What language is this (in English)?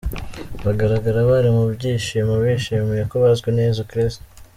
Kinyarwanda